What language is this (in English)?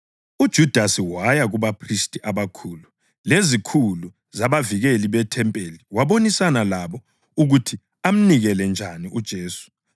North Ndebele